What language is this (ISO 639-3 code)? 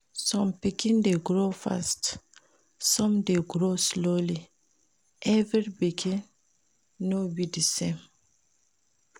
pcm